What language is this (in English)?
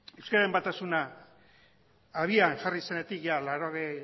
Basque